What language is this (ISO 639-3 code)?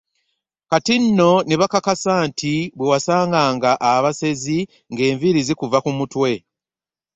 lug